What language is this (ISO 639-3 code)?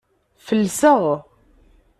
kab